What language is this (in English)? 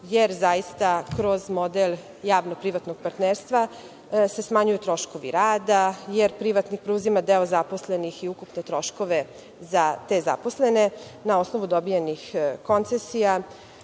Serbian